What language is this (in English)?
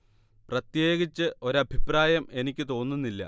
Malayalam